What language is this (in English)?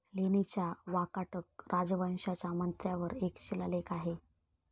Marathi